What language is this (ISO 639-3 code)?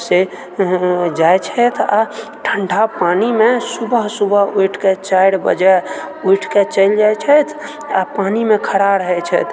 mai